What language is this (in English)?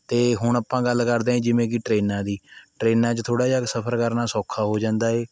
Punjabi